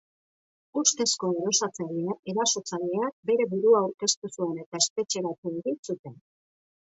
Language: Basque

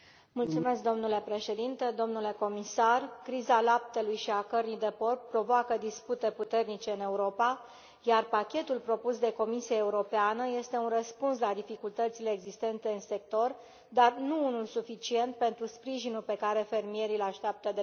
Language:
Romanian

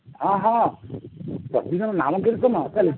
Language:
Odia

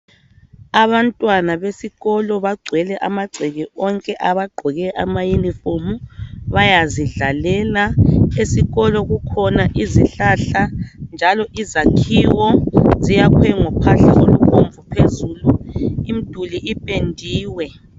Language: North Ndebele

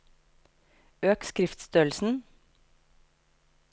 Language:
Norwegian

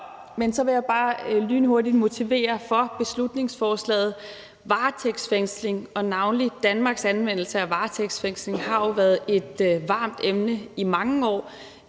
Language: Danish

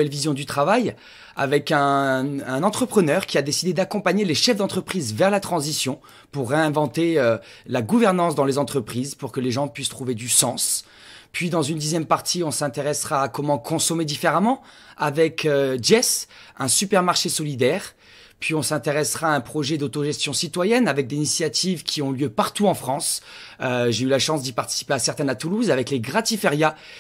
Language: French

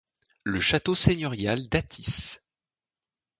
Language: French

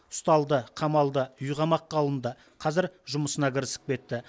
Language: Kazakh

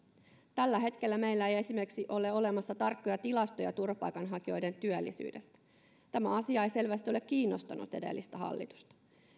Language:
Finnish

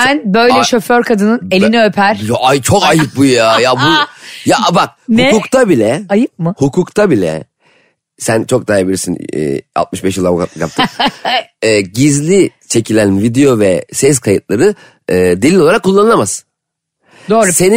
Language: Turkish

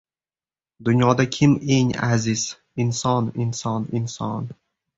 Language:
Uzbek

